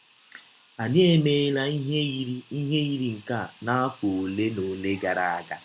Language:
Igbo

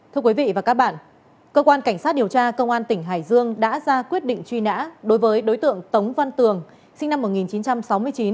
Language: Vietnamese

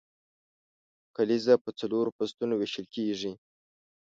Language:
Pashto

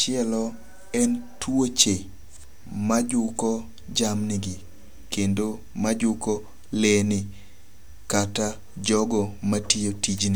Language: Luo (Kenya and Tanzania)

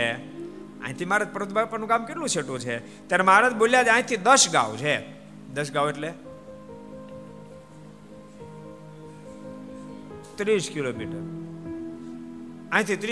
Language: Gujarati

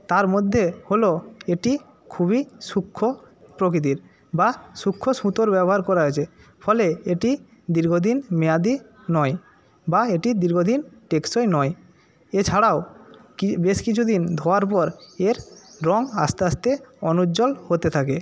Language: Bangla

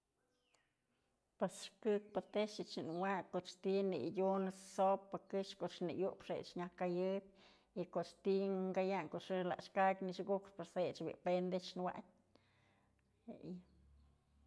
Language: Mazatlán Mixe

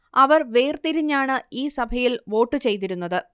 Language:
Malayalam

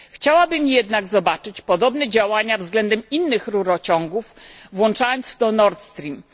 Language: Polish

